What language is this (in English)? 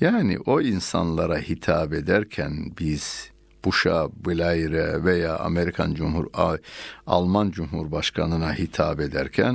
Turkish